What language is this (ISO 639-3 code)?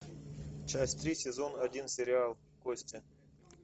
rus